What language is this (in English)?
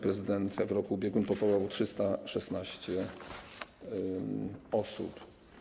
Polish